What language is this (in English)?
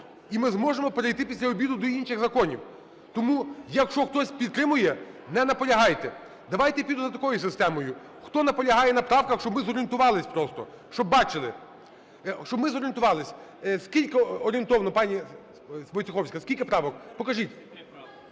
Ukrainian